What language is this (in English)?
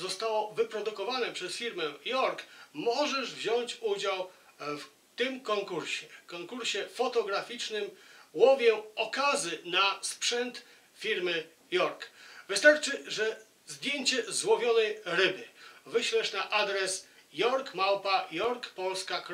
Polish